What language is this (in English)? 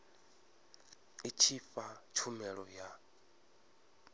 Venda